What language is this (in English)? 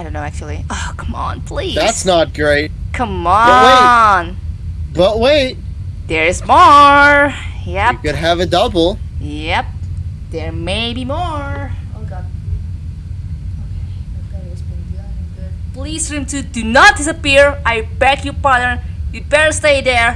English